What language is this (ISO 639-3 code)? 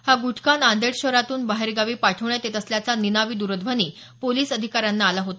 mar